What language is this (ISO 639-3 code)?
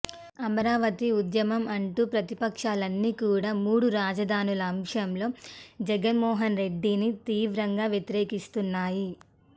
tel